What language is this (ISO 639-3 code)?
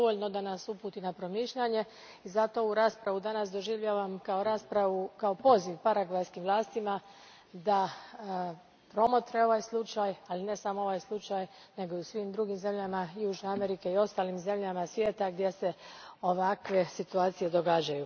hrv